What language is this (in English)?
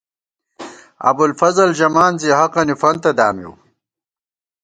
Gawar-Bati